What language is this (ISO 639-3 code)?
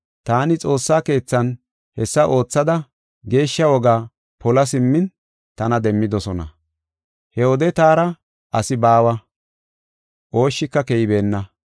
gof